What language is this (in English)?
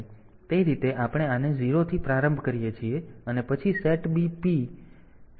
Gujarati